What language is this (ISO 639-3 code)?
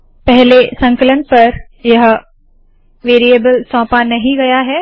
hin